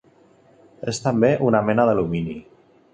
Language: Catalan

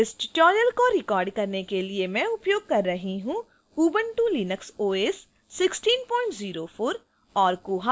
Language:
Hindi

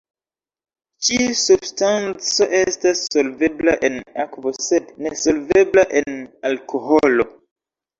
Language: Esperanto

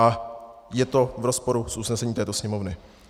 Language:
Czech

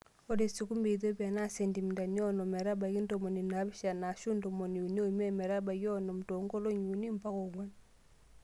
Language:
Masai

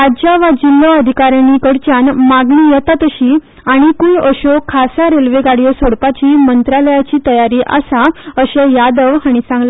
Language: Konkani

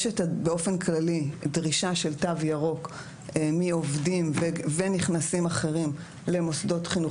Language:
Hebrew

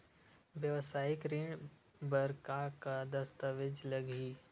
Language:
Chhattisgarhi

